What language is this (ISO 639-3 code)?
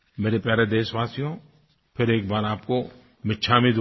hin